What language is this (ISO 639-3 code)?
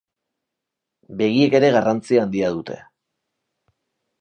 eus